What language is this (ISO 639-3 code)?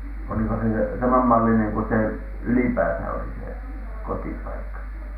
fin